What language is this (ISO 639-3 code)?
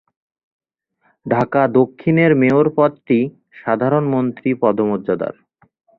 ben